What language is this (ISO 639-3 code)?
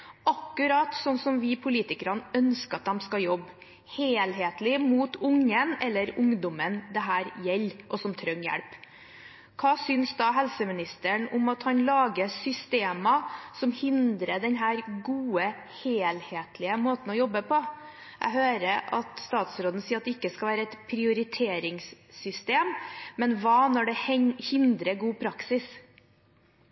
nob